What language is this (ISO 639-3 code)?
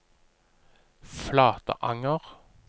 nor